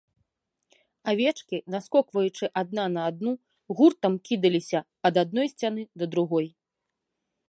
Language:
Belarusian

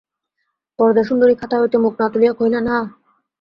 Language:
Bangla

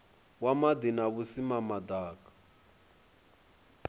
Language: Venda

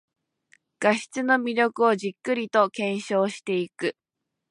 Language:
Japanese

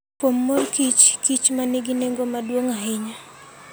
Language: Luo (Kenya and Tanzania)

